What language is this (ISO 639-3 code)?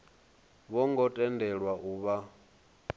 ven